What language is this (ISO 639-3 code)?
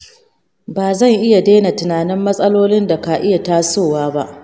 hau